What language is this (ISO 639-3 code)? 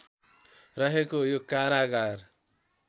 nep